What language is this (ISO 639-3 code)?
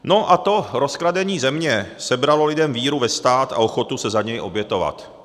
ces